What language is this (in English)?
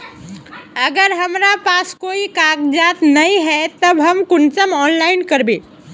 Magahi